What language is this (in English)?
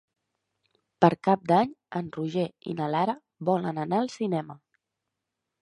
Catalan